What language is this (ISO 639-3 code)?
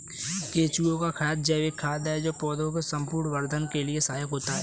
hin